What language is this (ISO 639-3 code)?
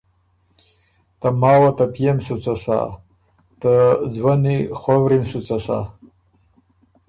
oru